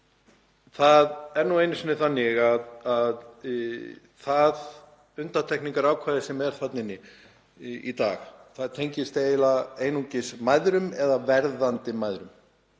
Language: Icelandic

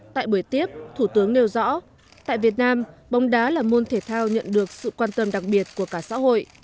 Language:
Vietnamese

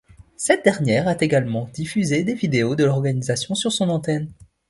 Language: French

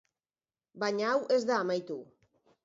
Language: Basque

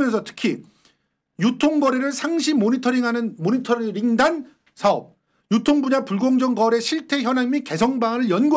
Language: Korean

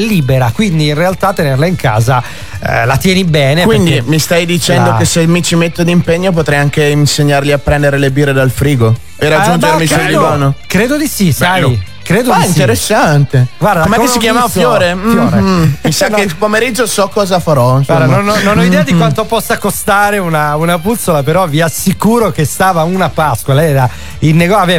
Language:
Italian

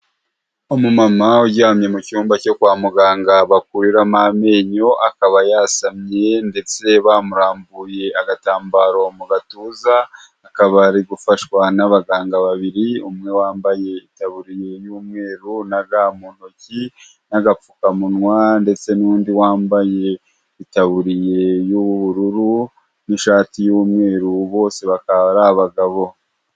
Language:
Kinyarwanda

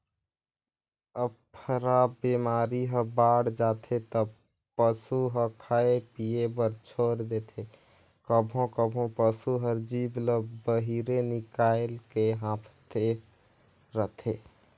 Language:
Chhattisgarhi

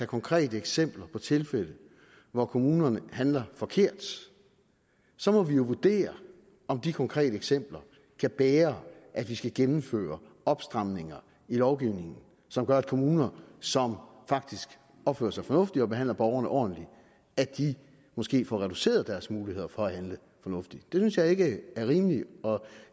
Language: Danish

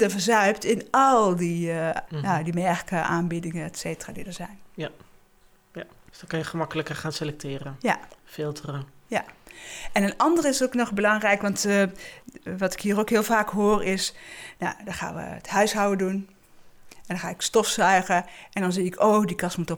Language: Dutch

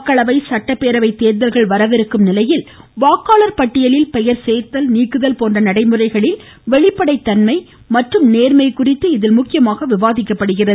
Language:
Tamil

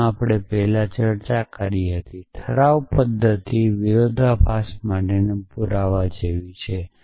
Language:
Gujarati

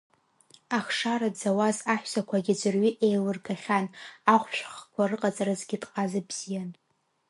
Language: Abkhazian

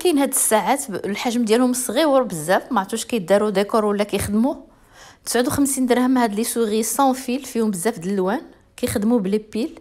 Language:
Arabic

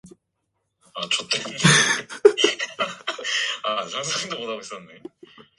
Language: Korean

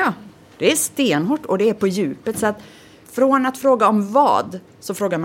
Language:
Swedish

